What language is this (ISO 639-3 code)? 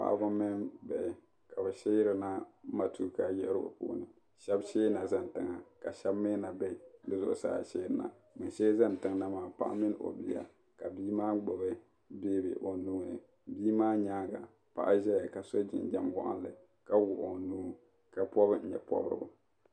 dag